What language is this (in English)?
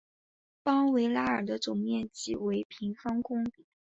Chinese